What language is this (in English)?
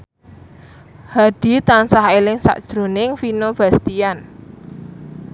Javanese